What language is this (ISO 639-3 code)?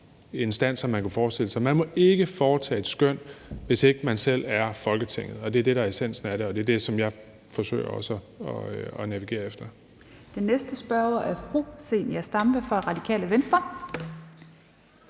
dan